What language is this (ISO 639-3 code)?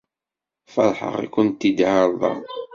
kab